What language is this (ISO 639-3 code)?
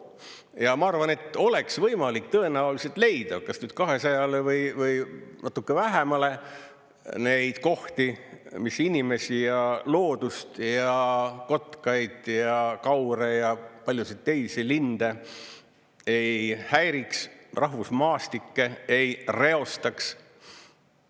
est